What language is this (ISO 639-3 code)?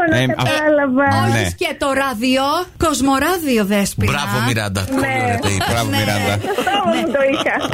ell